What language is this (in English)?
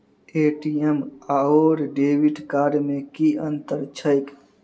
Maithili